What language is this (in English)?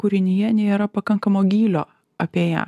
Lithuanian